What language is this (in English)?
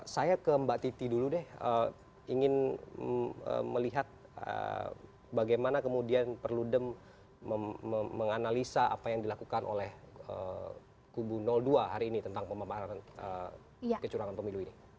Indonesian